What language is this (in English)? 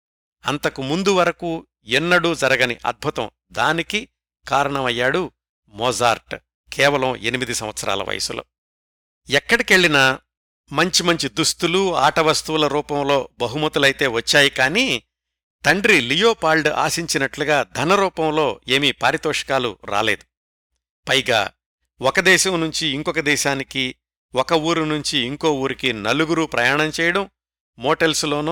Telugu